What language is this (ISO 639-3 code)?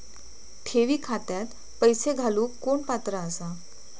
mar